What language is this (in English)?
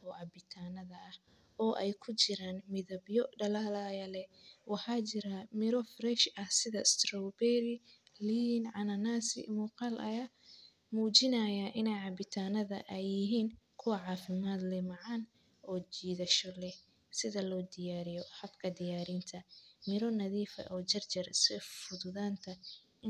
Somali